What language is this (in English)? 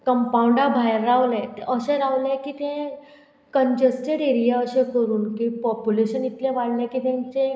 Konkani